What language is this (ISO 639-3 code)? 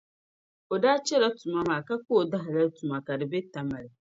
dag